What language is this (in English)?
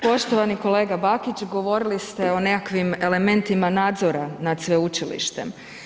Croatian